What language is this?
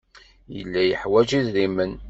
Kabyle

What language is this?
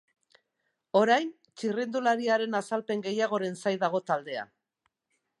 Basque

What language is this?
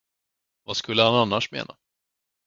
Swedish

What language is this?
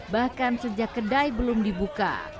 Indonesian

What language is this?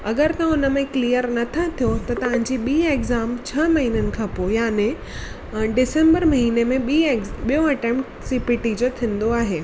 Sindhi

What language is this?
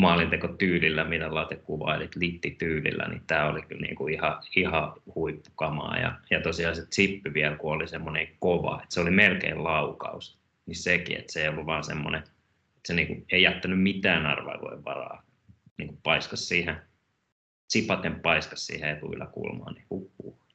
Finnish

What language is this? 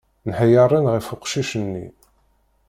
Kabyle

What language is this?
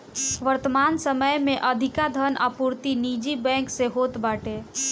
Bhojpuri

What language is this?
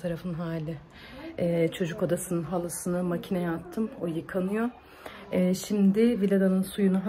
Turkish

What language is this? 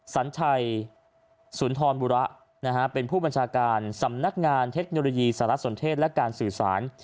Thai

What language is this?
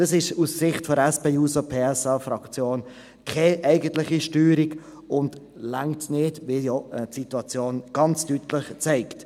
Swiss German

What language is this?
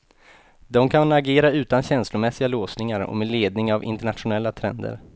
Swedish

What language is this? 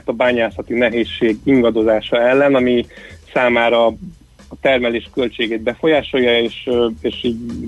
Hungarian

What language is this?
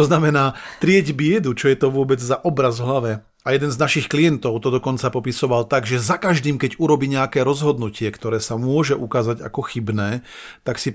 Slovak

